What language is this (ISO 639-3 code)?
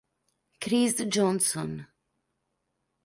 ita